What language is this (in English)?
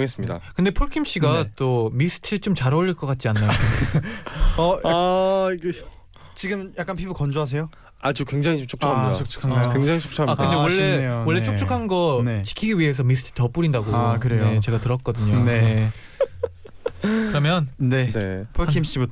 Korean